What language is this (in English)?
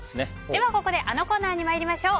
Japanese